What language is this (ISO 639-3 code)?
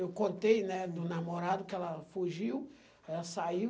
por